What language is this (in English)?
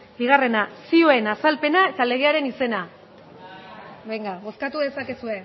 Basque